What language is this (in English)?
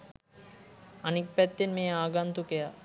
Sinhala